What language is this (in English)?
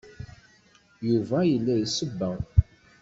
Kabyle